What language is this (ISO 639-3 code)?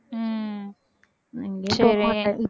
tam